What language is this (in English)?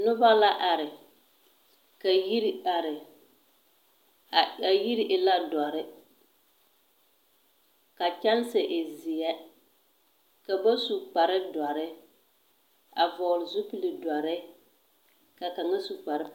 Southern Dagaare